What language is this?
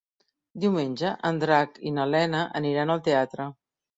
Catalan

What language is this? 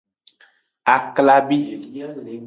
Aja (Benin)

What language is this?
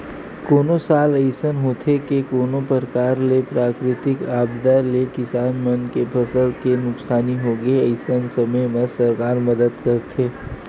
Chhattisgarhi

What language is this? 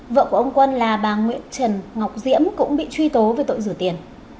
Vietnamese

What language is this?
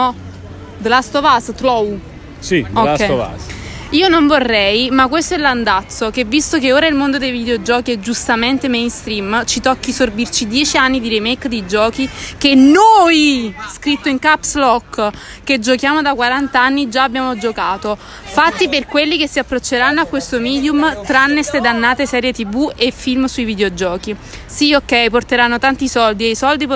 Italian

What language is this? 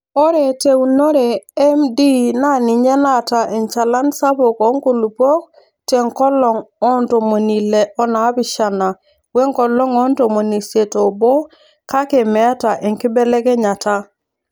Masai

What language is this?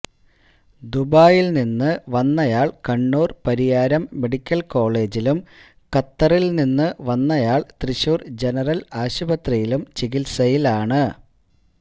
Malayalam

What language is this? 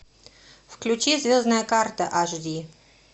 Russian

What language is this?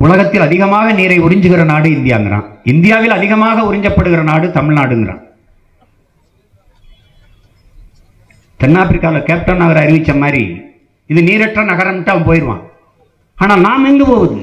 Tamil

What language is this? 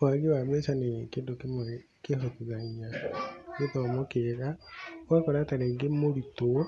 Kikuyu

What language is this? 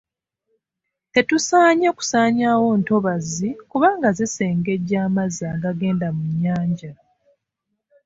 Ganda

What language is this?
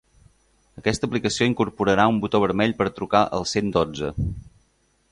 Catalan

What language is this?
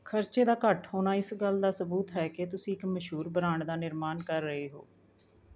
Punjabi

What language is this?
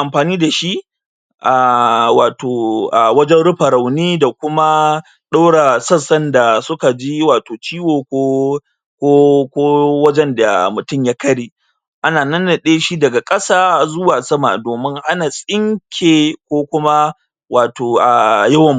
Hausa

